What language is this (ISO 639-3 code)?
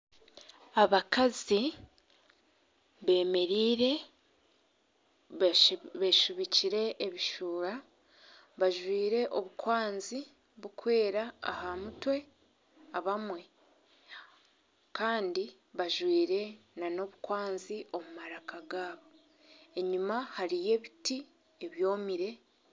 nyn